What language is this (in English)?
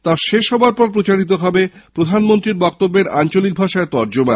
Bangla